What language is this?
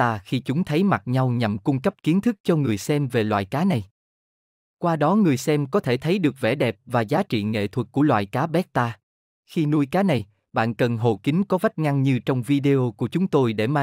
Vietnamese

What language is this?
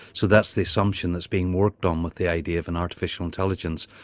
English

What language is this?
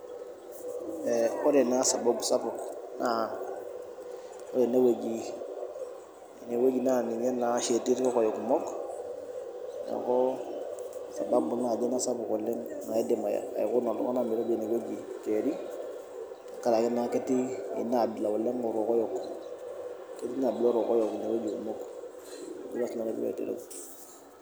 Masai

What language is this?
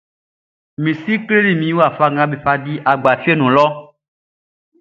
Baoulé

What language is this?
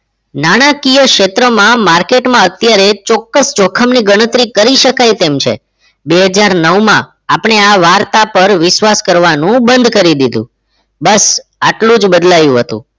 Gujarati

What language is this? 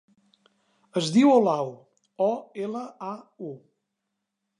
Catalan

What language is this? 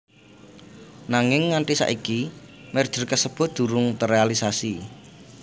Javanese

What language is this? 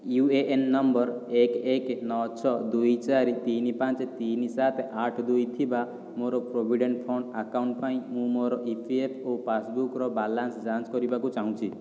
Odia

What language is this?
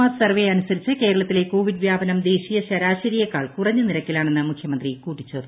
Malayalam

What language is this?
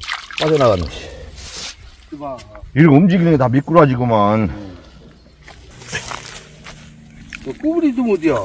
Korean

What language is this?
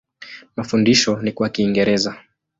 Swahili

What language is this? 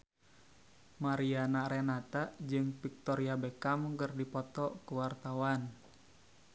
Sundanese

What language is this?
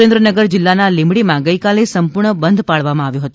Gujarati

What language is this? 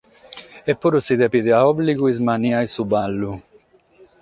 Sardinian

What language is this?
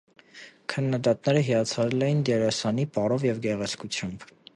Armenian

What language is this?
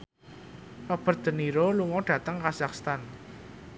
Javanese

